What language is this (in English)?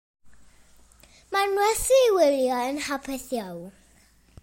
Welsh